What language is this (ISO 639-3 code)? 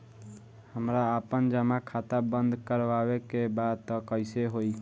bho